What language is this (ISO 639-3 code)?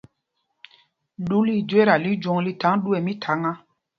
mgg